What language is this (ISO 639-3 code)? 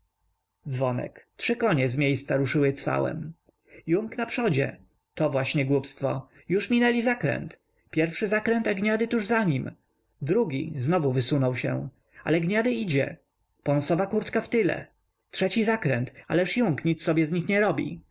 pol